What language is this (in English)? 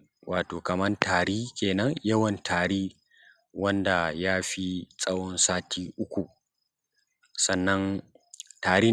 Hausa